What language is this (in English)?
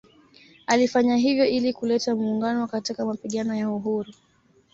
Swahili